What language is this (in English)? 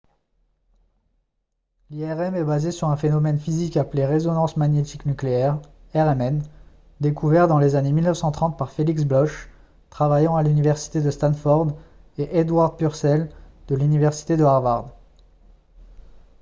French